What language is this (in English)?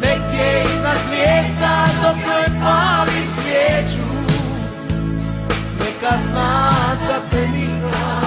Romanian